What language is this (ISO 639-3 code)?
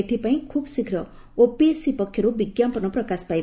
ori